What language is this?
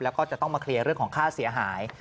Thai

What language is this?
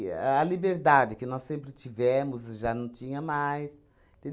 Portuguese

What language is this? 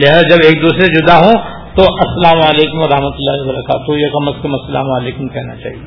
Urdu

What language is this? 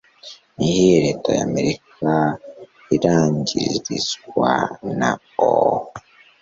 Kinyarwanda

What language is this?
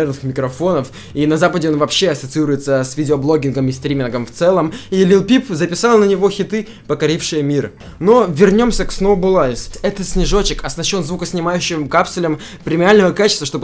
Russian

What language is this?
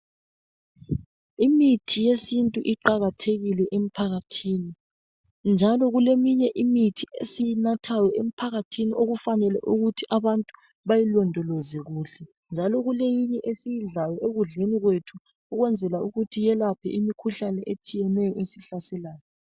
North Ndebele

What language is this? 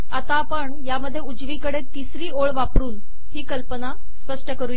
Marathi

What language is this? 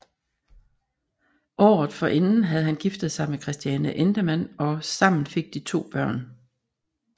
Danish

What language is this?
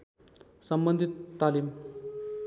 Nepali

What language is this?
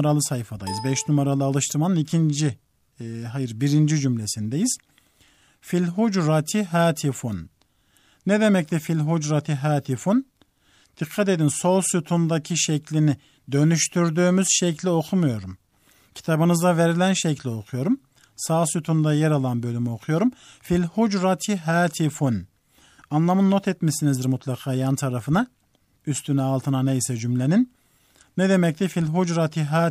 Turkish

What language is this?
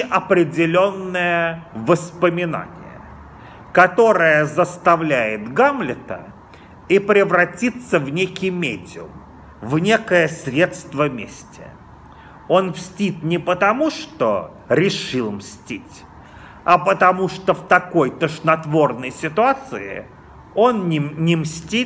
Russian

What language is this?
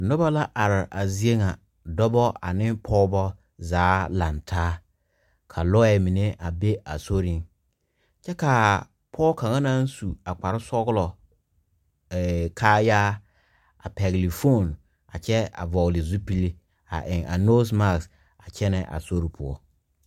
Southern Dagaare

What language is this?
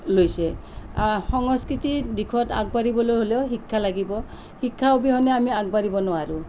Assamese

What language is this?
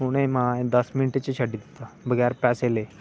Dogri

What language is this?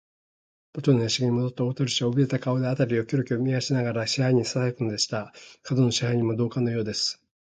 Japanese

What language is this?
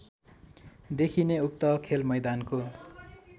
Nepali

